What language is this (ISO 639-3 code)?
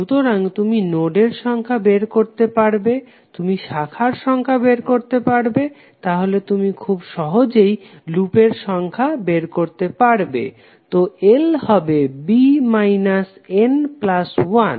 ben